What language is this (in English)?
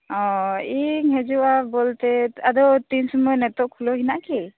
Santali